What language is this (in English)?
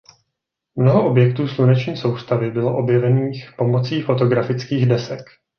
Czech